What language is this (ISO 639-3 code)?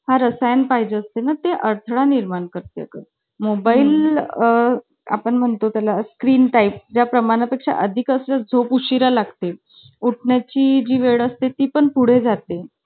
mar